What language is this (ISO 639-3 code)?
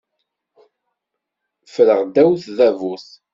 kab